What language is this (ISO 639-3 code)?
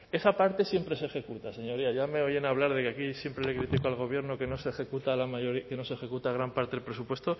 spa